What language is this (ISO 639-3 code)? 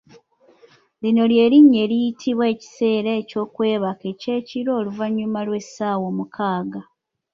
lug